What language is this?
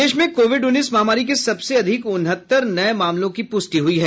Hindi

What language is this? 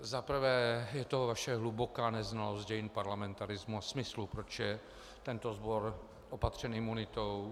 Czech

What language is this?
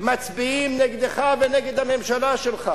Hebrew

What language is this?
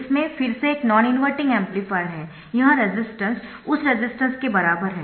Hindi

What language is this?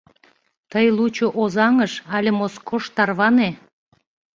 Mari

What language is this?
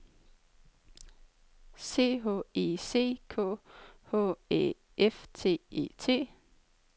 Danish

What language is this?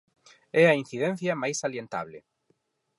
Galician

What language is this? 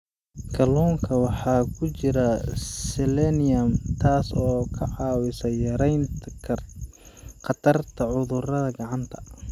Somali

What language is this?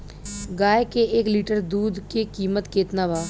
Bhojpuri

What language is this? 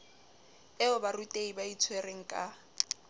Southern Sotho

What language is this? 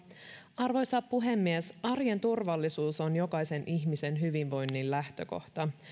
Finnish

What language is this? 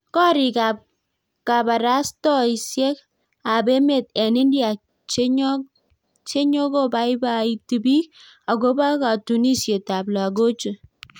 Kalenjin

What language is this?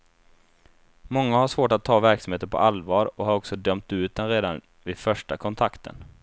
Swedish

